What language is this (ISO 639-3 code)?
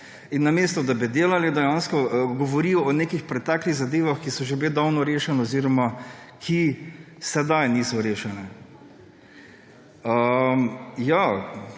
slv